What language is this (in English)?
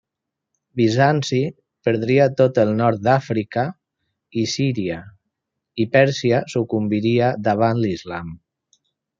Catalan